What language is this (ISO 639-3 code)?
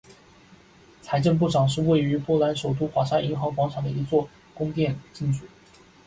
zho